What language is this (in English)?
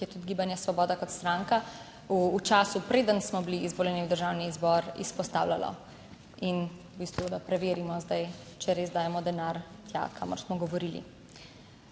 Slovenian